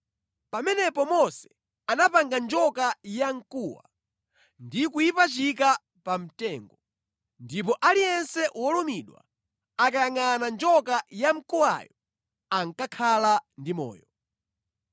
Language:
Nyanja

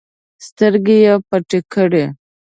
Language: Pashto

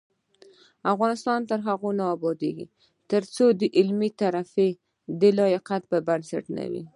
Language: Pashto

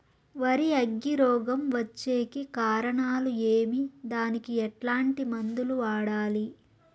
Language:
Telugu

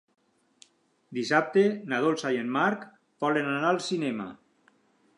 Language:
Catalan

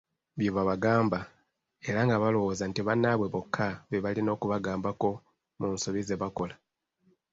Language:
Ganda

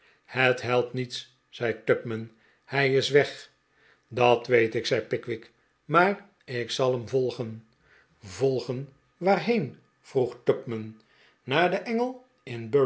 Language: Dutch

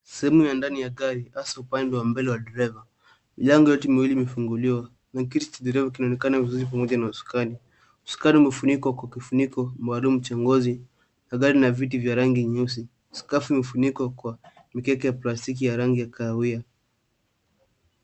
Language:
Swahili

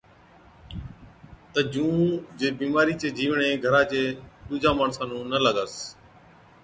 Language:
Od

